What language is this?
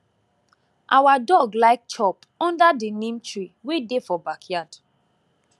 Nigerian Pidgin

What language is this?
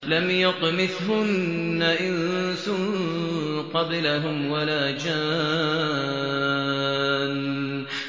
Arabic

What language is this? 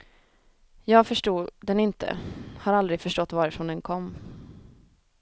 Swedish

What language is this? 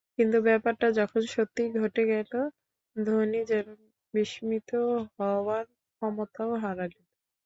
Bangla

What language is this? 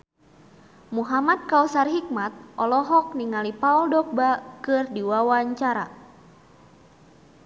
Sundanese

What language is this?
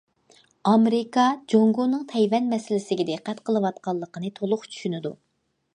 Uyghur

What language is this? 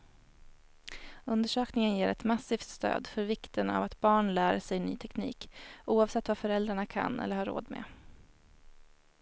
Swedish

